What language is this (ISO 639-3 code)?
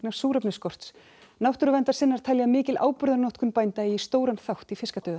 isl